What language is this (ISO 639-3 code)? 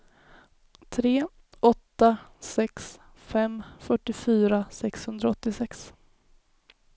swe